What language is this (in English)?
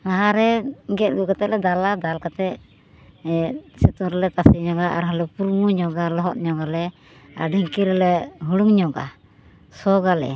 Santali